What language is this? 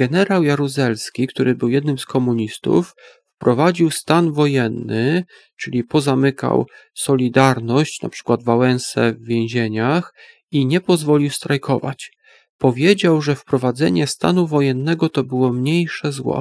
Polish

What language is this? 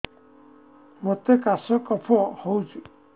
Odia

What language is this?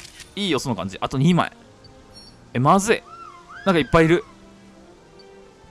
Japanese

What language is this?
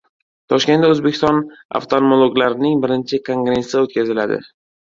Uzbek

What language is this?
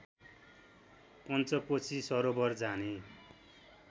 Nepali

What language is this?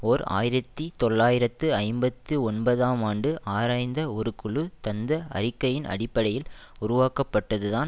Tamil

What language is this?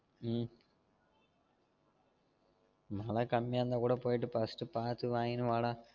Tamil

